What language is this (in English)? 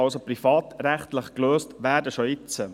Swiss German